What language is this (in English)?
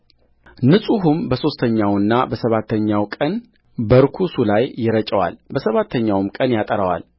Amharic